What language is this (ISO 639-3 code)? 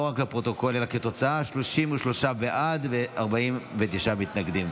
heb